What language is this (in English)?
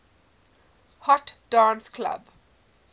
English